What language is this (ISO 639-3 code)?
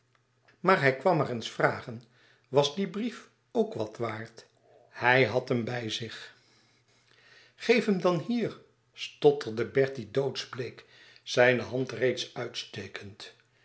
nld